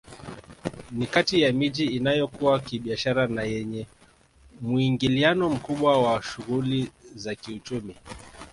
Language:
Swahili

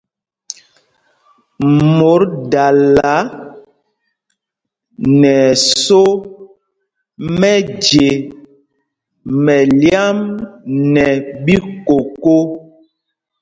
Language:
Mpumpong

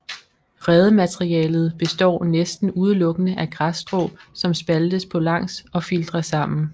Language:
Danish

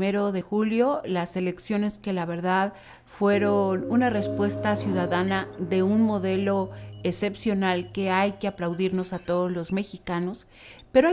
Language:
Spanish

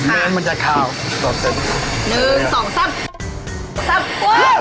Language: Thai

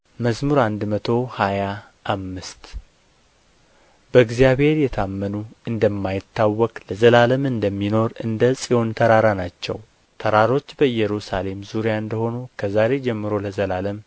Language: Amharic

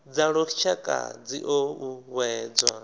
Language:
Venda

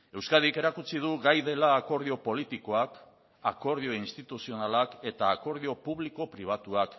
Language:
Basque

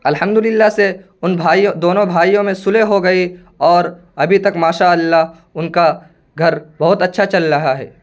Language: Urdu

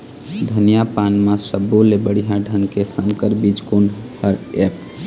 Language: Chhattisgarhi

